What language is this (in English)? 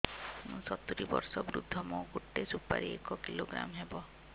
Odia